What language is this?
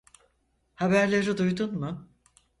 Turkish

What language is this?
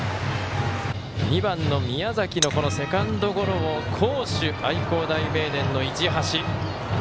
Japanese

